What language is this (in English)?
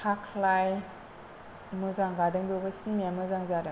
Bodo